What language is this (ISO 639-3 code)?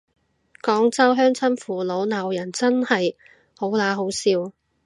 yue